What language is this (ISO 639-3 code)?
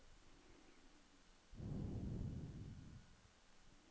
nor